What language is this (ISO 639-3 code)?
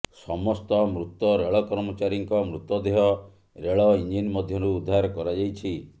ori